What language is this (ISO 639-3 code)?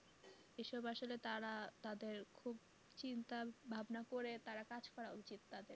ben